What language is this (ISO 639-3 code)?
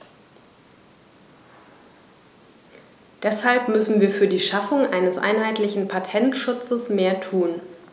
deu